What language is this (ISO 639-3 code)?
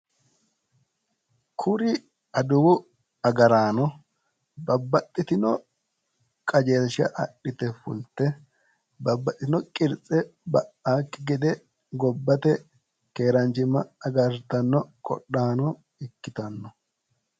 sid